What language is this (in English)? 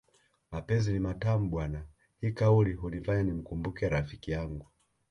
Swahili